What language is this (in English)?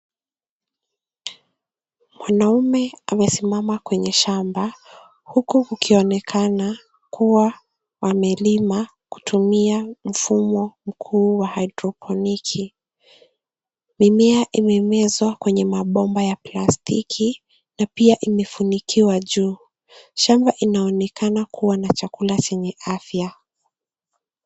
Swahili